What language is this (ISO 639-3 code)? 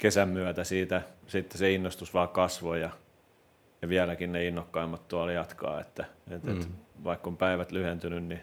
fin